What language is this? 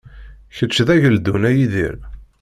Kabyle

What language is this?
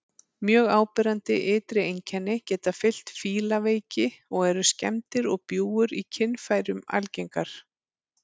Icelandic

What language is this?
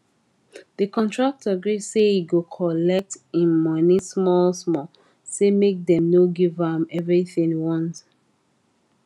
Nigerian Pidgin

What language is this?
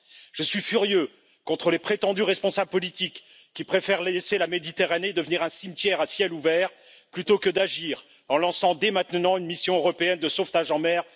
French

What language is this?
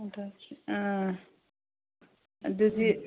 Manipuri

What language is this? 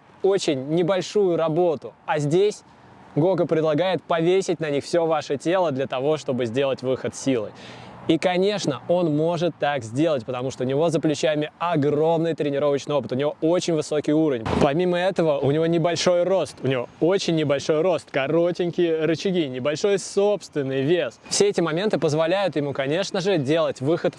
Russian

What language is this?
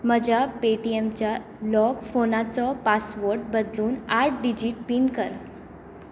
Konkani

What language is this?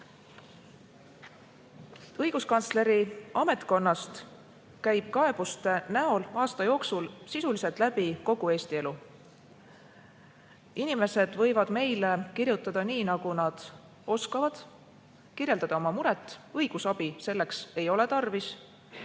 Estonian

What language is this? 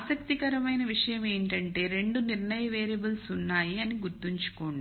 Telugu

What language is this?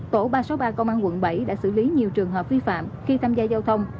Vietnamese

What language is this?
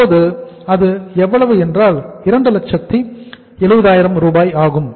Tamil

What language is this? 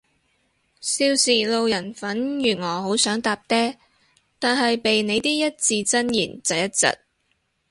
Cantonese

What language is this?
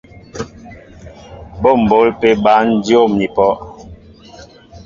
Mbo (Cameroon)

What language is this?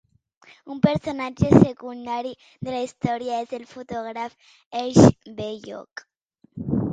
Catalan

